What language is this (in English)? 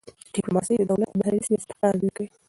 Pashto